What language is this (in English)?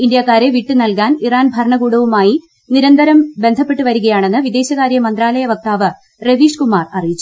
Malayalam